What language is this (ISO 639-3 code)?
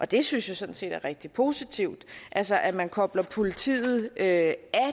dan